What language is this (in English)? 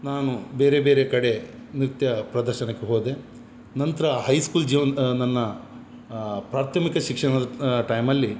Kannada